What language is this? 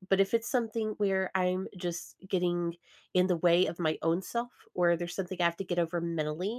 English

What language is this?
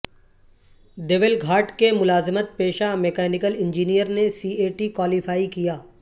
Urdu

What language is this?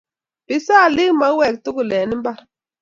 Kalenjin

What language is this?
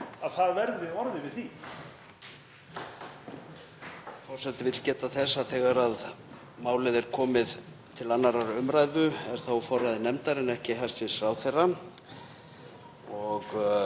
Icelandic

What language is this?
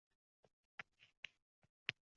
Uzbek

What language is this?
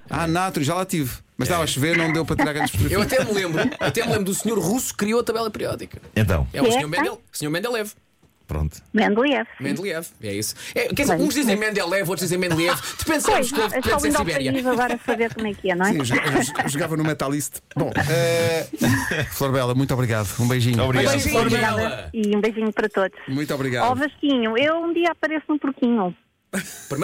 Portuguese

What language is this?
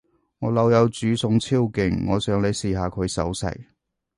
Cantonese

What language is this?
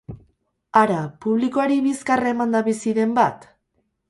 Basque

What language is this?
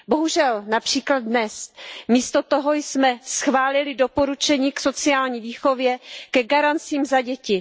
Czech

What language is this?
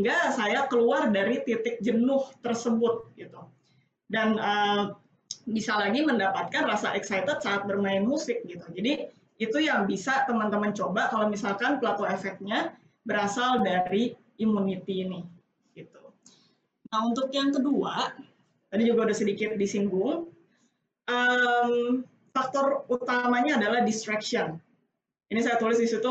Indonesian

